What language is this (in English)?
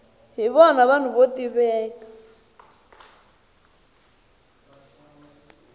Tsonga